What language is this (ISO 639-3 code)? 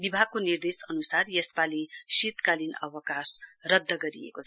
nep